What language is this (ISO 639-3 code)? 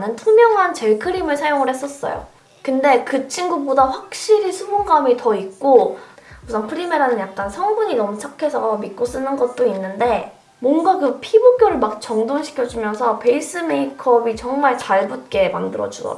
kor